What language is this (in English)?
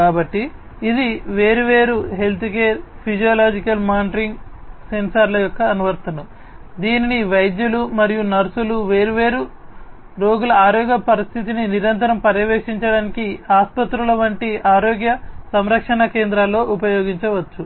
Telugu